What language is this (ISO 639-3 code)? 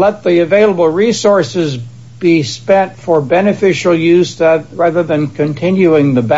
eng